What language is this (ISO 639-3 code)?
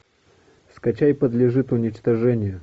rus